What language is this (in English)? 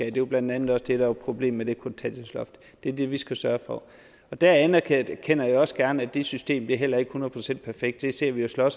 Danish